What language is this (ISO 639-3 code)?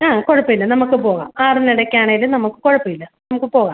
mal